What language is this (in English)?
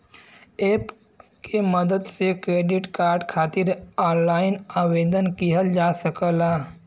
Bhojpuri